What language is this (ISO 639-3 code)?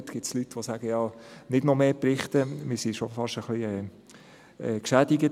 gsw